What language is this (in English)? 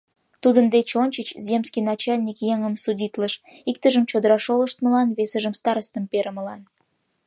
Mari